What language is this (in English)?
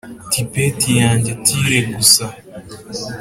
Kinyarwanda